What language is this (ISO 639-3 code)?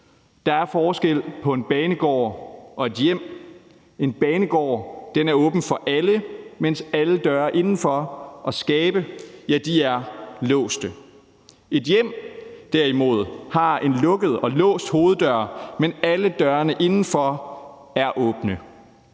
dan